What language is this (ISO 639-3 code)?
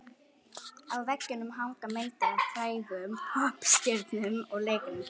isl